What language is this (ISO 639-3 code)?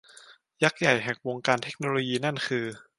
tha